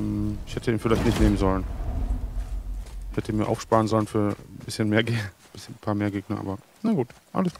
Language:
German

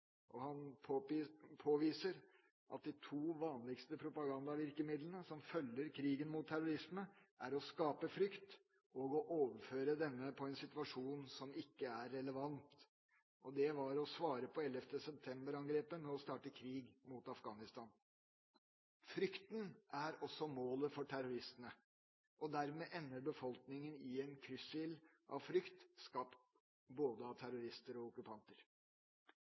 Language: Norwegian Bokmål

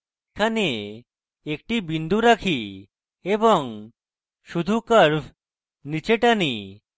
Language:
Bangla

